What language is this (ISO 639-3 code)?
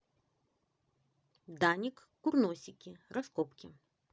rus